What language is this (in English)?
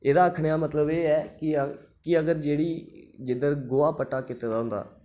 Dogri